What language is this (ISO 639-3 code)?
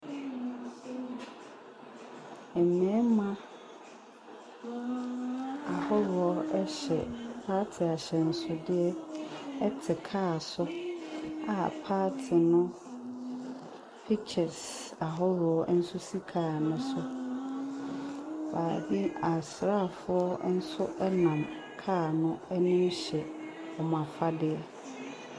aka